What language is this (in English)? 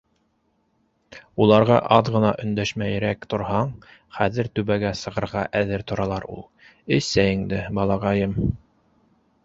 Bashkir